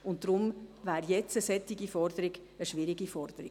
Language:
Swiss German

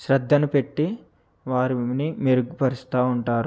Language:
Telugu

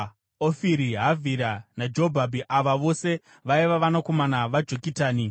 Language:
Shona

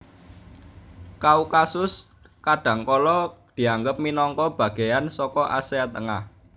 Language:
Javanese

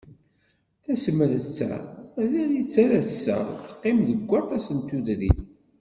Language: Kabyle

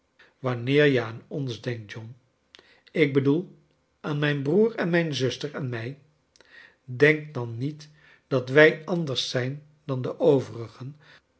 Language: Dutch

